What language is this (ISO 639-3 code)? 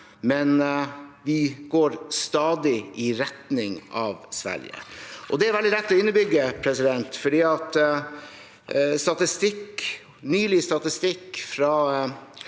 nor